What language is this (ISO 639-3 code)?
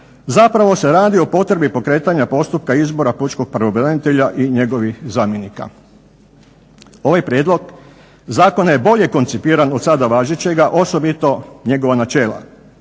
hrv